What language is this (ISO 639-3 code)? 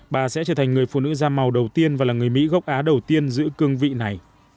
vie